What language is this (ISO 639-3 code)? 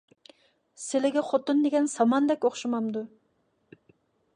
uig